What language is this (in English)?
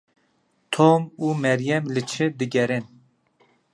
Kurdish